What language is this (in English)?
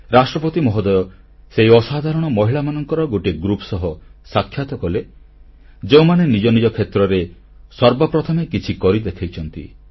Odia